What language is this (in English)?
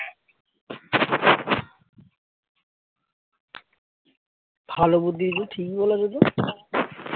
Bangla